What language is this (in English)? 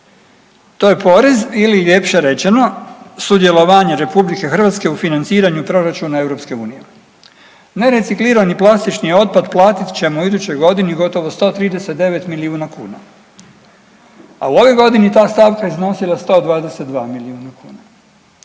Croatian